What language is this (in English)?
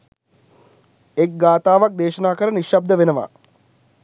Sinhala